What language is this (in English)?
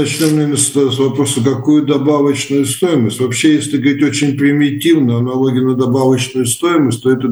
Russian